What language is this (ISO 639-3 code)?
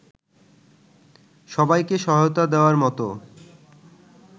ben